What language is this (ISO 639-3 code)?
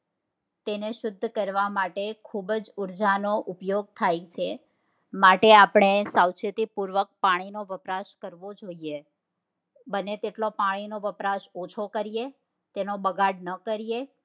guj